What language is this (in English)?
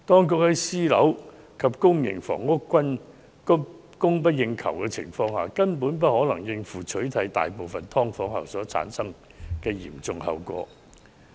Cantonese